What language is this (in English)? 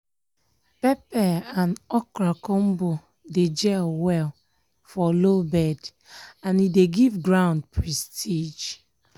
Nigerian Pidgin